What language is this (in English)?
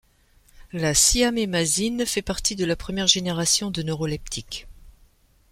French